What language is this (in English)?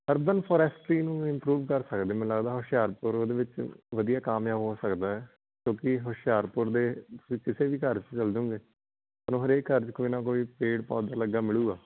Punjabi